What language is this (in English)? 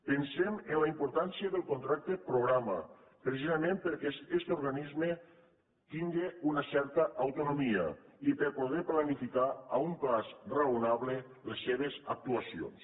Catalan